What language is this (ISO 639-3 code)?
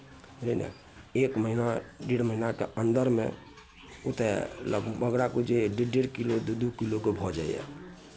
mai